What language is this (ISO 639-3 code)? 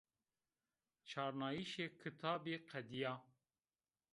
zza